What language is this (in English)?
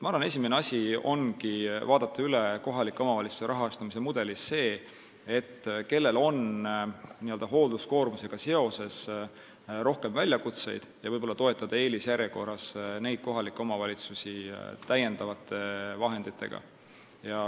Estonian